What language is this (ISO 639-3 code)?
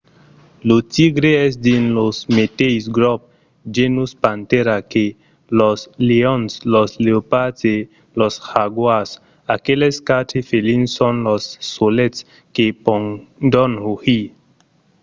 oci